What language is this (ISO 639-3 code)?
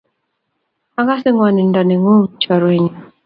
kln